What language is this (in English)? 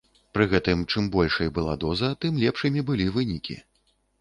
Belarusian